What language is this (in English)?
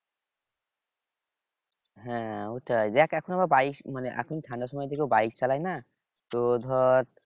Bangla